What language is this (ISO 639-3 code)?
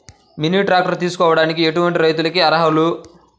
tel